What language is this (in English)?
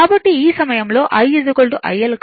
Telugu